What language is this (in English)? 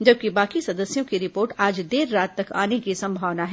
Hindi